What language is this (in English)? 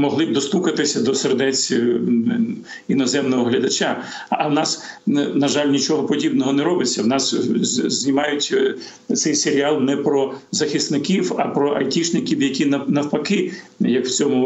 Ukrainian